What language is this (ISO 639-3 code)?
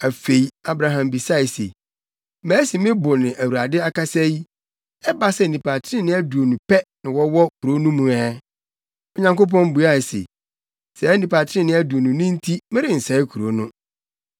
aka